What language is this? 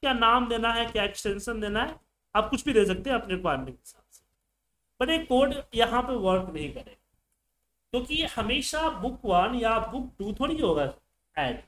Hindi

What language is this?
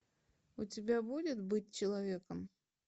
Russian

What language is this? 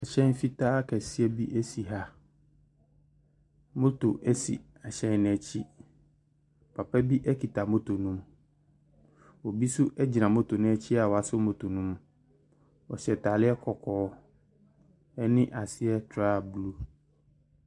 Akan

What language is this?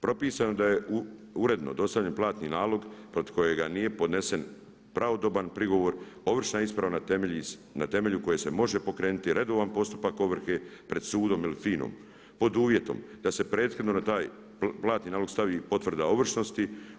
Croatian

